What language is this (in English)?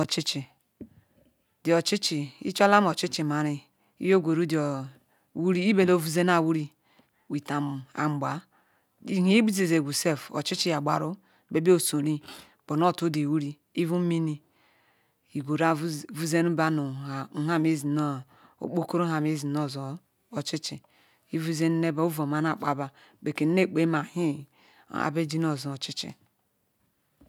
Ikwere